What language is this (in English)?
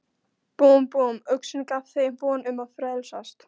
Icelandic